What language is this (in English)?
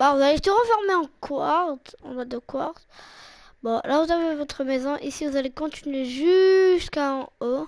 French